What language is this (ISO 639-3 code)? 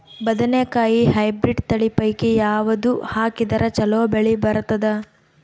kan